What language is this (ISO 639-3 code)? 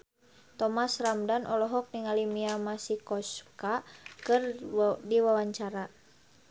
sun